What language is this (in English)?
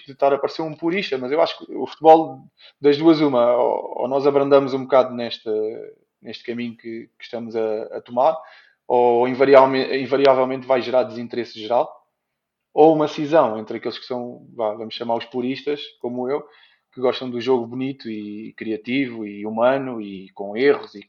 Portuguese